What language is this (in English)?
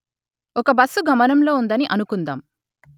Telugu